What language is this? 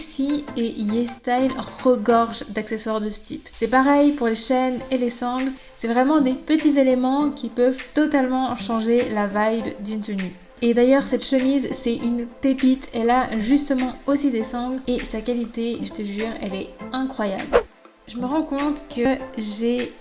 French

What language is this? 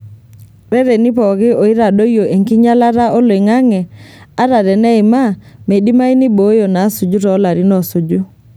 Masai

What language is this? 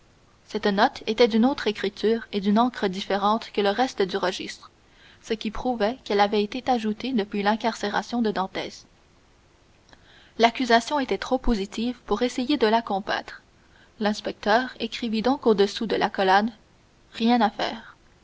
French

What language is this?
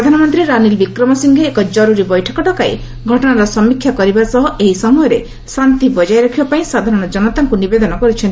Odia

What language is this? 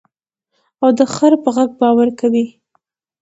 Pashto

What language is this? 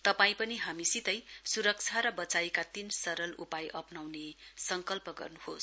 Nepali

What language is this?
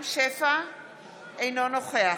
Hebrew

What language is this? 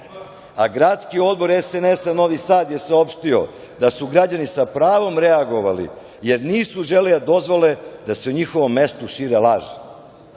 Serbian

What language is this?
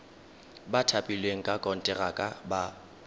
Tswana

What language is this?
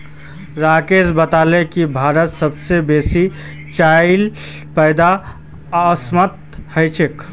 Magahi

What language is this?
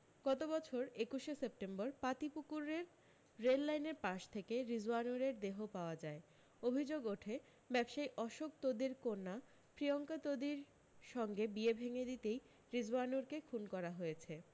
Bangla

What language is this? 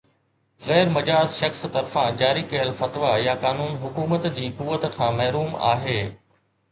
Sindhi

